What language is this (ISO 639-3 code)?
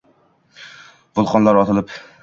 uzb